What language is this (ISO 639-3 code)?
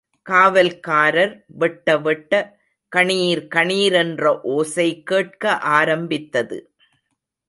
tam